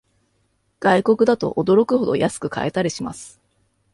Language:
Japanese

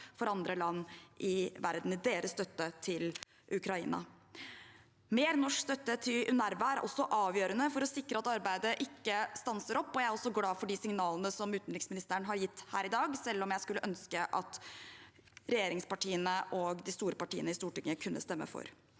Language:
Norwegian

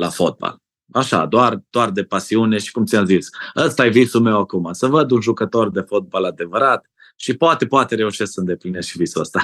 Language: Romanian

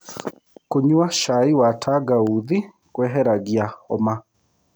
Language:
Kikuyu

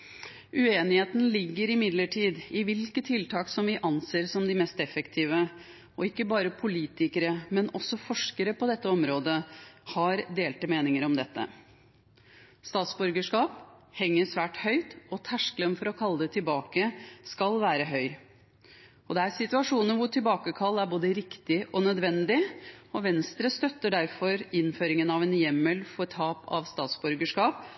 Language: Norwegian Bokmål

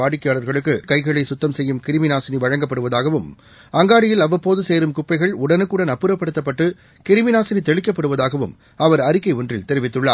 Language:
Tamil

